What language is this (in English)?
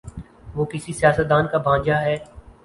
Urdu